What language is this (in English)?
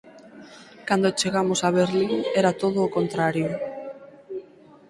Galician